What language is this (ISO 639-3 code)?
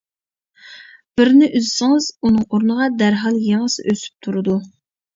uig